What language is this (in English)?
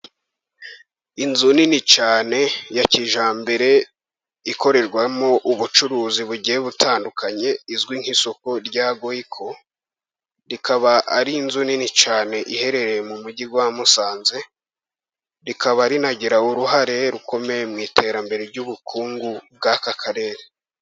Kinyarwanda